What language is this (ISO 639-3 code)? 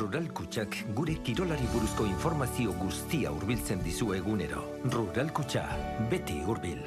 spa